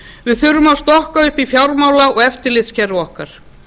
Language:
Icelandic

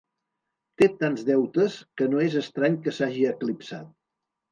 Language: Catalan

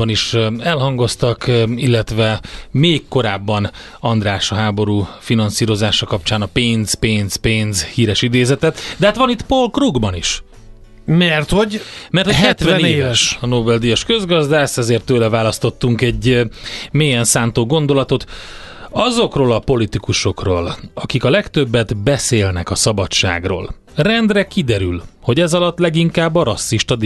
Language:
Hungarian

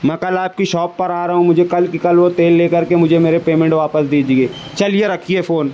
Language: Urdu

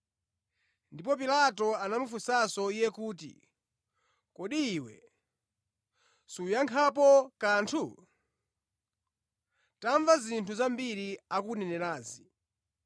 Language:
Nyanja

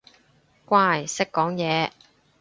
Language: Cantonese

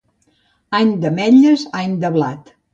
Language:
Catalan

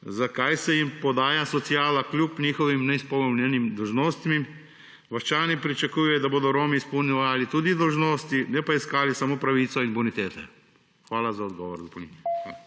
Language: Slovenian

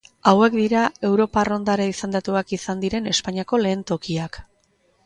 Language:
Basque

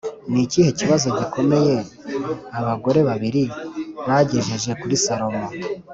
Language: Kinyarwanda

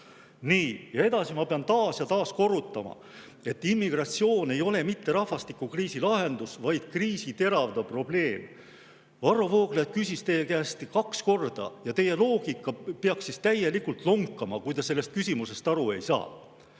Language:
Estonian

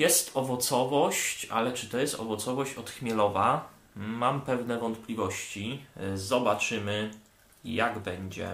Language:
Polish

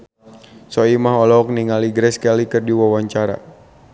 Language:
Sundanese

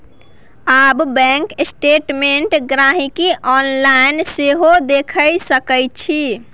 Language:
Maithili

